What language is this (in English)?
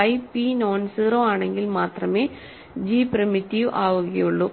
Malayalam